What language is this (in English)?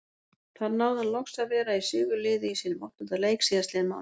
Icelandic